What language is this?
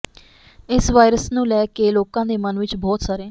Punjabi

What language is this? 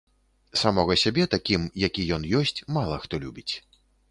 Belarusian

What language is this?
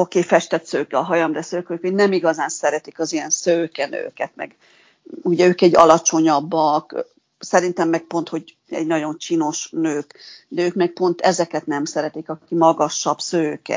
Hungarian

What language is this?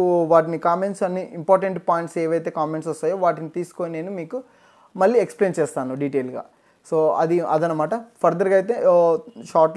Telugu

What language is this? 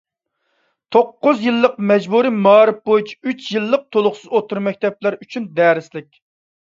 Uyghur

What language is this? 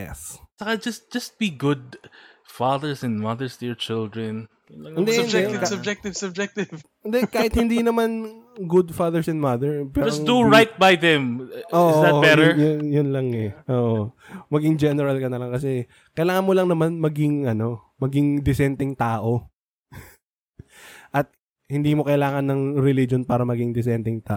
Filipino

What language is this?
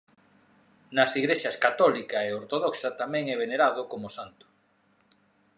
Galician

